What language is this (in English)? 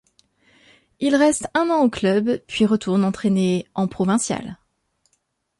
French